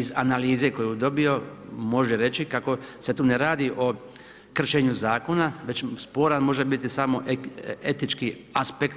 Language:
Croatian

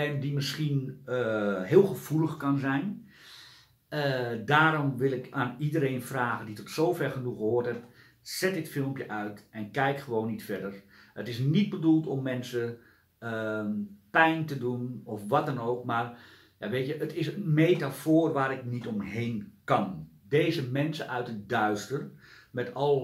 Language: Dutch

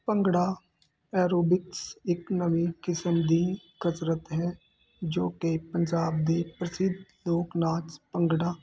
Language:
Punjabi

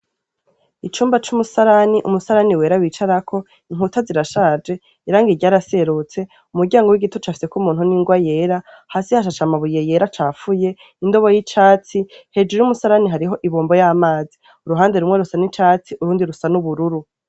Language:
Rundi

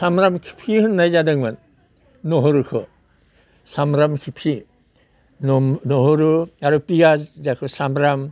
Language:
Bodo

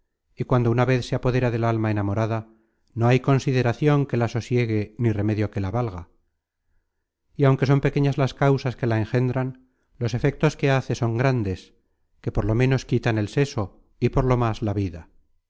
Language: Spanish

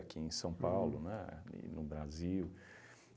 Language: Portuguese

